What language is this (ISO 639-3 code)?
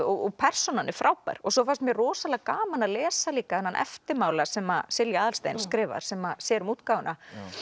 isl